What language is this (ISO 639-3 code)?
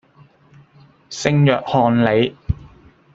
yue